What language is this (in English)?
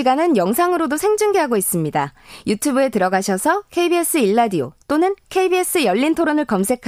Korean